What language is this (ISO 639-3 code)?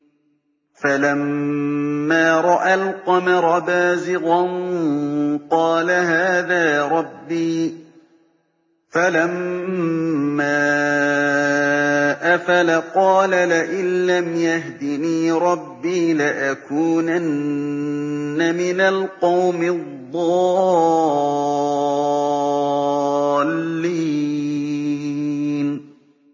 ara